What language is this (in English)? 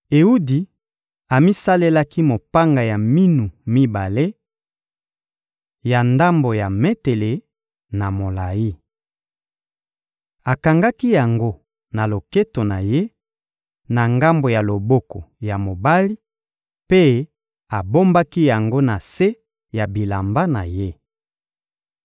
Lingala